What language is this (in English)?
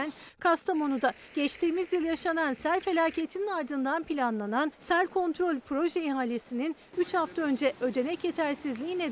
Turkish